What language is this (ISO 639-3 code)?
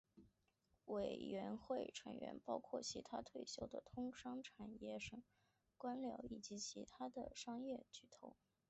zho